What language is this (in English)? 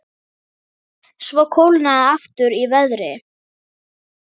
Icelandic